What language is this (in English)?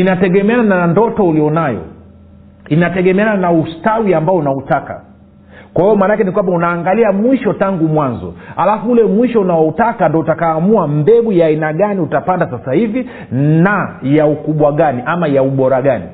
Swahili